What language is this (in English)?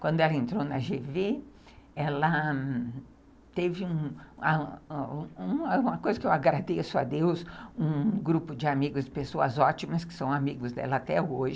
Portuguese